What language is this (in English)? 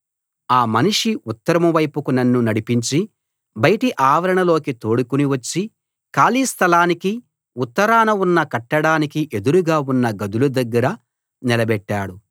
Telugu